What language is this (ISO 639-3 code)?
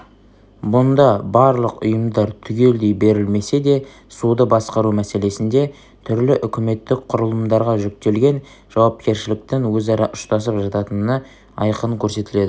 kaz